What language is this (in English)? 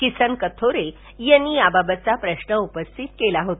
Marathi